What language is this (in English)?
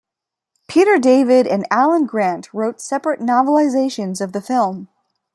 English